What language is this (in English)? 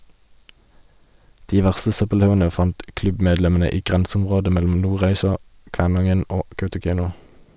Norwegian